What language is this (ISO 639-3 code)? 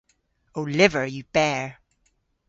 cor